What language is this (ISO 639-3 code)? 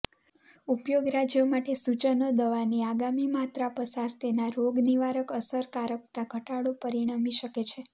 guj